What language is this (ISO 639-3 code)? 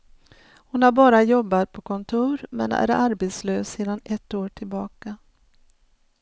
swe